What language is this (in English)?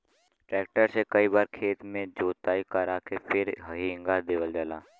Bhojpuri